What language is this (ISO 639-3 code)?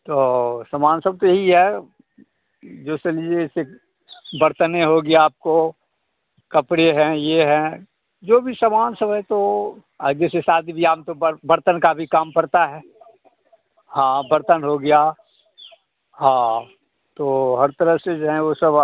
hin